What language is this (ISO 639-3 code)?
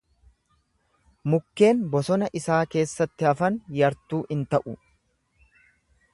orm